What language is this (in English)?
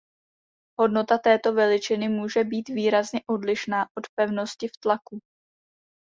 Czech